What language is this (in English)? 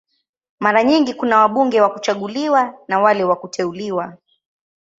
Swahili